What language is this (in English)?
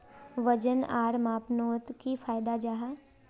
Magahi